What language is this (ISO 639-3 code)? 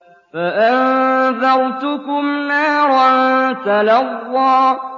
ara